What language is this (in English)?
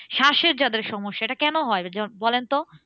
Bangla